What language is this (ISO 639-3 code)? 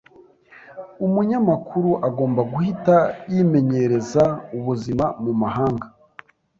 kin